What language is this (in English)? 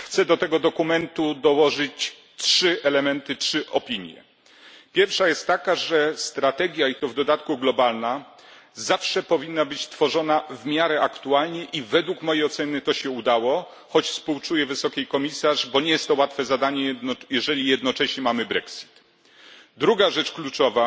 Polish